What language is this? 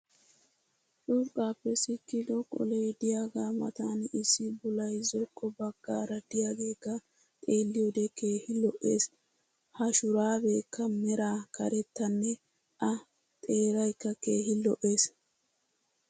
Wolaytta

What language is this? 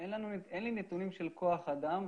Hebrew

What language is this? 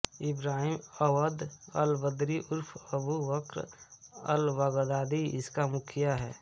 Hindi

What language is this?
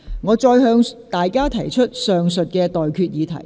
Cantonese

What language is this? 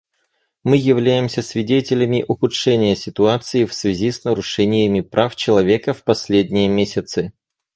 Russian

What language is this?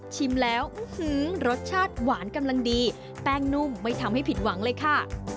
Thai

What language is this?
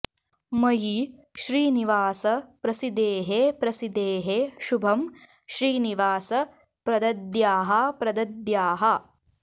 Sanskrit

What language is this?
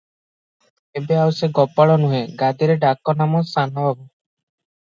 Odia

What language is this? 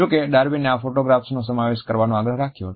Gujarati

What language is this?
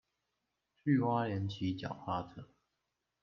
Chinese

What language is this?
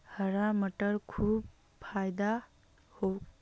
Magahi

